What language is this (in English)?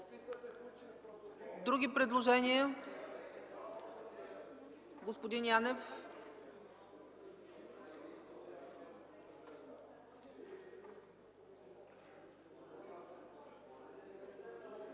Bulgarian